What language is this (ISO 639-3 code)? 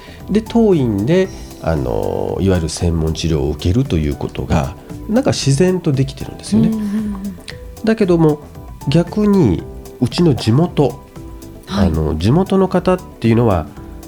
jpn